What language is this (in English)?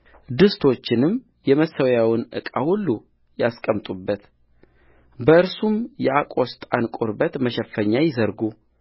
Amharic